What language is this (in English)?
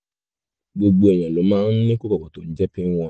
Yoruba